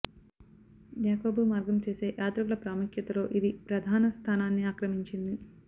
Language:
Telugu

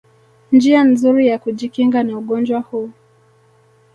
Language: Swahili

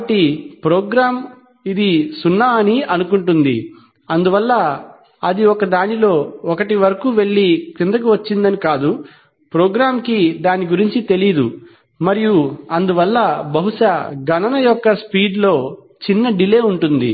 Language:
Telugu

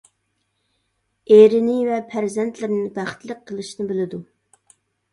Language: Uyghur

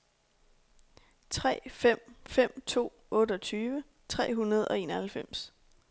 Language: Danish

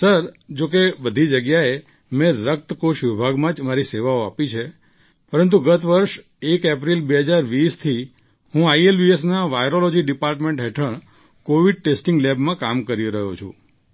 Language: Gujarati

